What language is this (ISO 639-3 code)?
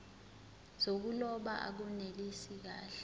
zul